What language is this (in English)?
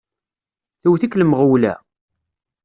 Kabyle